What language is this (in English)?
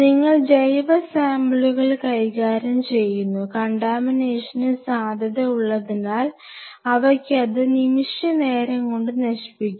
Malayalam